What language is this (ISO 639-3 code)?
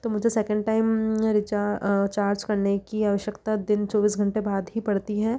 hin